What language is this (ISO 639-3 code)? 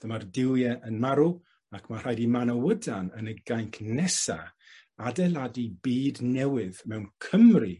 cym